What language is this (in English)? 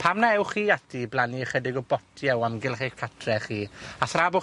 Welsh